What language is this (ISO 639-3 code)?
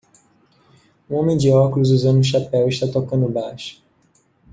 por